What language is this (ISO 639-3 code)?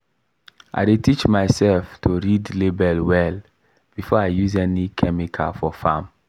pcm